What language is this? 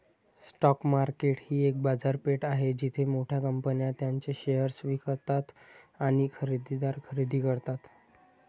Marathi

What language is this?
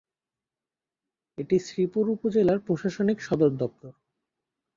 Bangla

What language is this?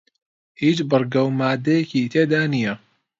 Central Kurdish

